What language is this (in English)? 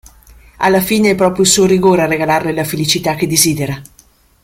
Italian